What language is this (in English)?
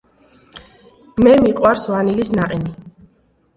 Georgian